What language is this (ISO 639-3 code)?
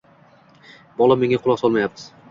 uzb